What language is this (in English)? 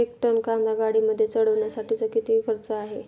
Marathi